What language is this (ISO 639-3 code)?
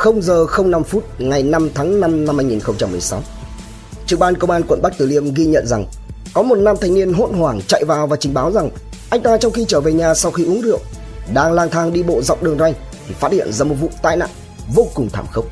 vie